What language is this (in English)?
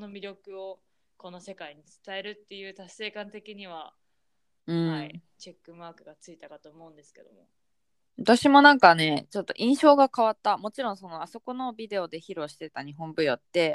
Japanese